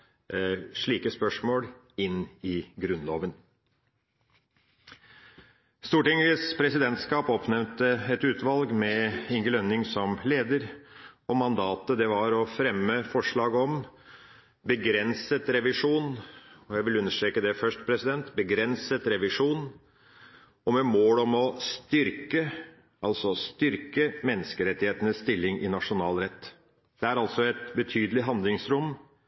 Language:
Norwegian Bokmål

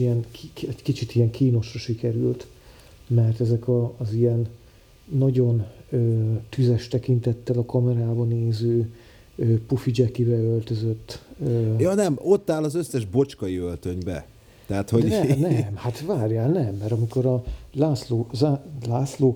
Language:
Hungarian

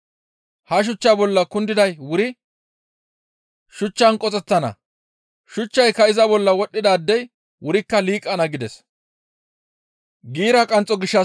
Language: Gamo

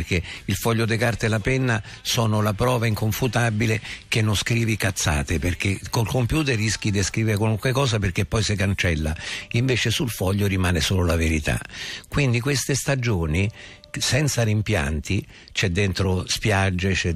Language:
Italian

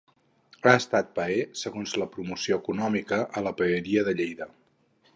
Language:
Catalan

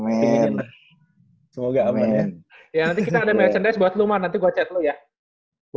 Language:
Indonesian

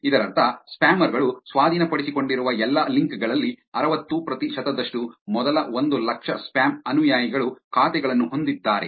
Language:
Kannada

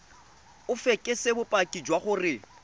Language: Tswana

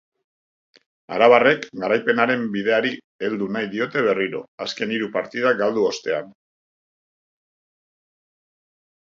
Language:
Basque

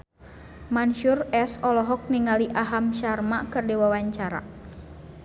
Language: Sundanese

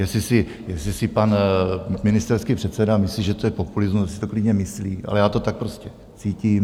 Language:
Czech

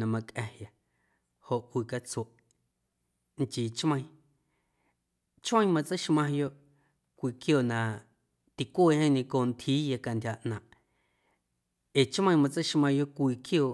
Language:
Guerrero Amuzgo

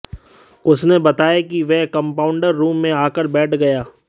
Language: Hindi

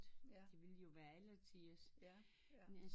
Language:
Danish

